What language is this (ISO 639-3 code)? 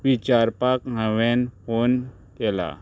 kok